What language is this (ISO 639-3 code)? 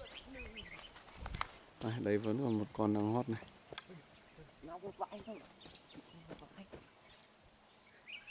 vie